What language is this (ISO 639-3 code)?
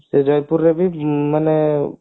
ori